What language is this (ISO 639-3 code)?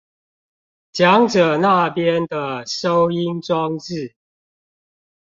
zho